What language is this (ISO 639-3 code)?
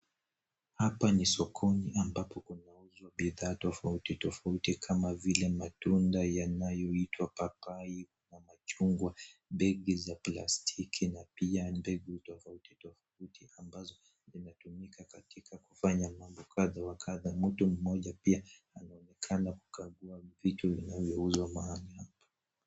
swa